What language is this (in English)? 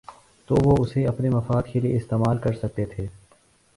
Urdu